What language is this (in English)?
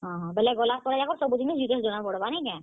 Odia